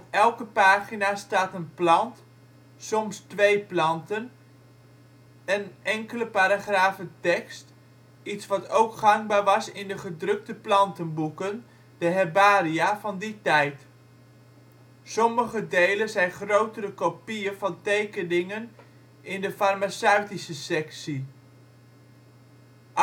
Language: Dutch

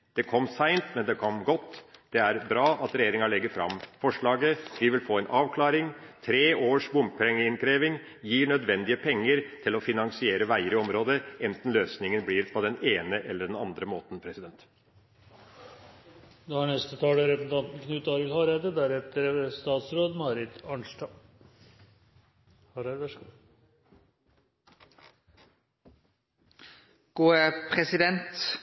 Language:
Norwegian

